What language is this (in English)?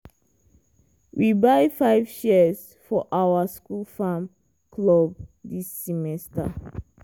Nigerian Pidgin